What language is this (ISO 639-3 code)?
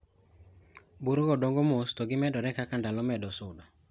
luo